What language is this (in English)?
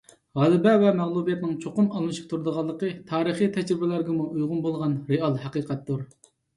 Uyghur